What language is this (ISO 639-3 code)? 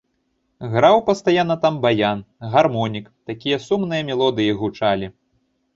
bel